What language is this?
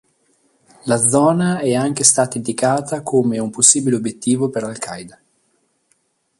Italian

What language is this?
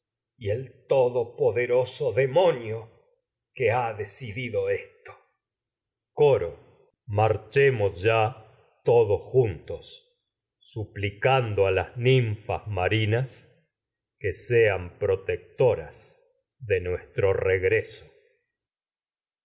Spanish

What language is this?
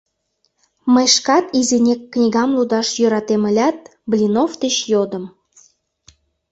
Mari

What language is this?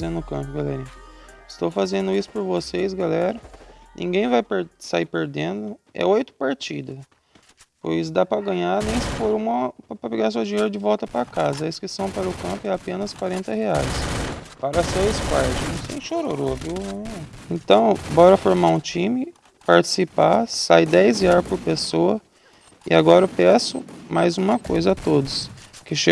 Portuguese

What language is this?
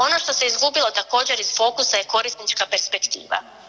Croatian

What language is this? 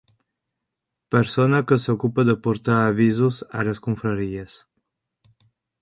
Catalan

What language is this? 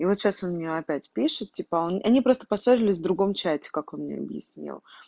Russian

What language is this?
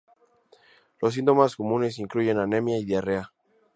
Spanish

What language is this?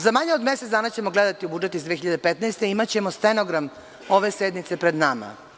Serbian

